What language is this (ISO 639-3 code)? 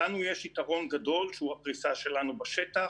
heb